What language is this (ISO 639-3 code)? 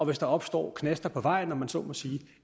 dan